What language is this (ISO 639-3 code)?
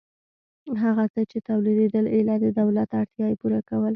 pus